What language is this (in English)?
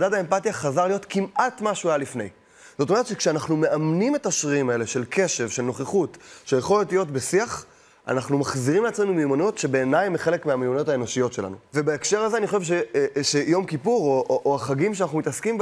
Hebrew